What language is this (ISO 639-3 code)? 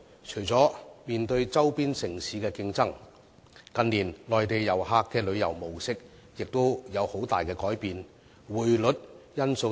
yue